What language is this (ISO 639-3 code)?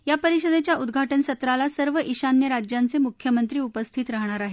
mar